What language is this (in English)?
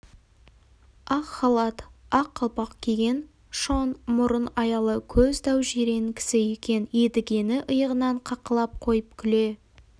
Kazakh